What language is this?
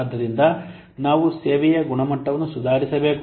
Kannada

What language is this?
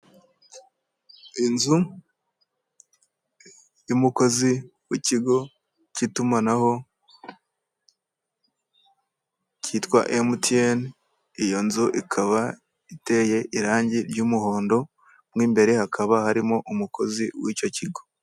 Kinyarwanda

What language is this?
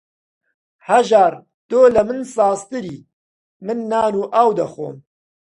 Central Kurdish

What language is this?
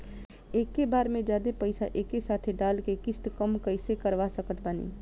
Bhojpuri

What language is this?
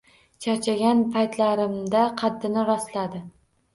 Uzbek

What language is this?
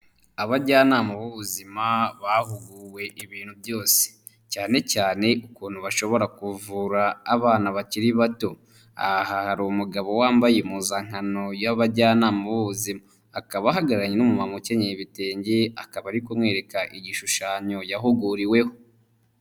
Kinyarwanda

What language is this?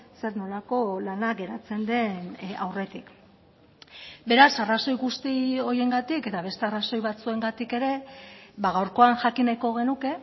Basque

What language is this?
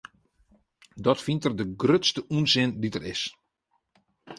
Western Frisian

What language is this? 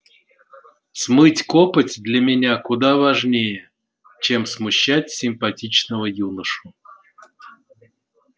Russian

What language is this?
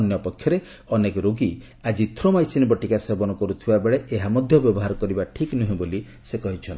Odia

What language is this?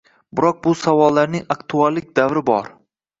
Uzbek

